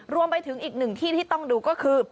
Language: Thai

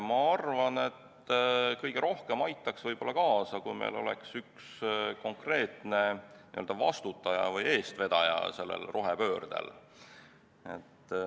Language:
Estonian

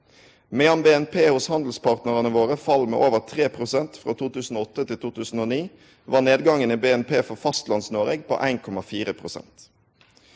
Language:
Norwegian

